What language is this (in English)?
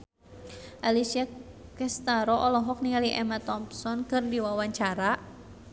Sundanese